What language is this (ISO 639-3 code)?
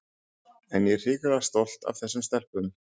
isl